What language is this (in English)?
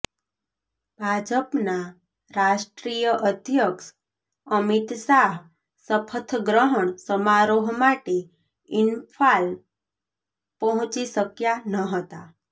Gujarati